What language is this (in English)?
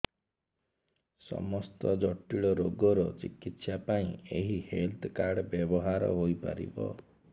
Odia